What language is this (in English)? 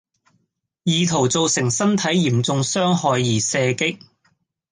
Cantonese